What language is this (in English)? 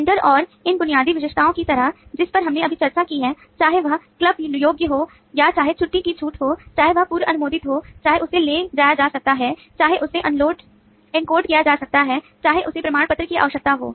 Hindi